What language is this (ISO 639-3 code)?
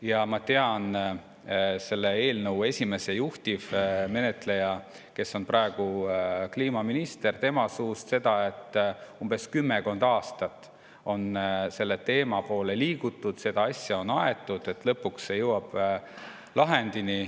est